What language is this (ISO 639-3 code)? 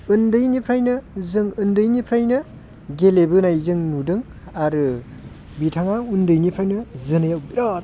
brx